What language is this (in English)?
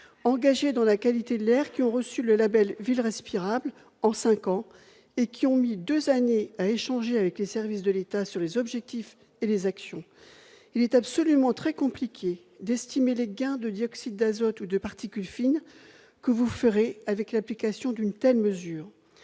French